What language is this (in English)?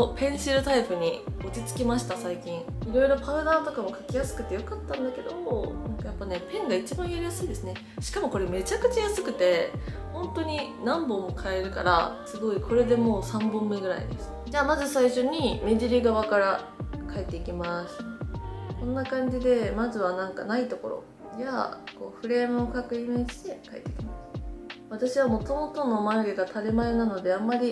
Japanese